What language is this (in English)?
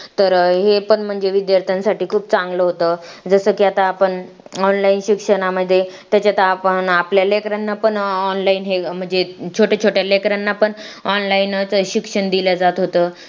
Marathi